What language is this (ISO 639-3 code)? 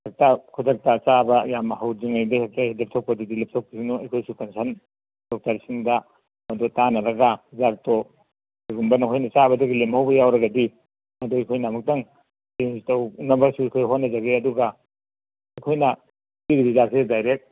mni